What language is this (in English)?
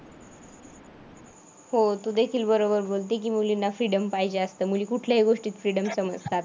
Marathi